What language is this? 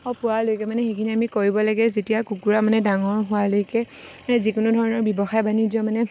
Assamese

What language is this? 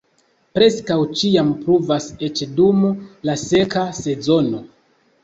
Esperanto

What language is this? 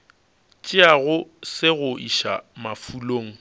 Northern Sotho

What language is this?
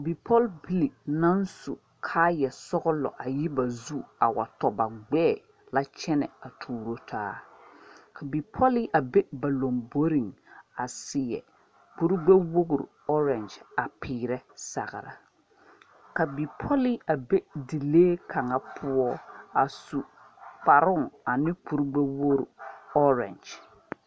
Southern Dagaare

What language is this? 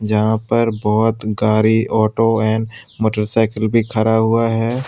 Hindi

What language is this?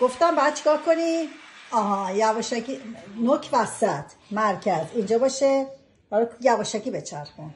Persian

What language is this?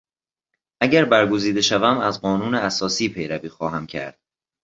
Persian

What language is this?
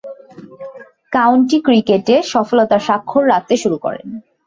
Bangla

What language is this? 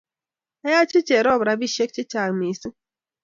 Kalenjin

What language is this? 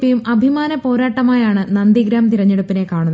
Malayalam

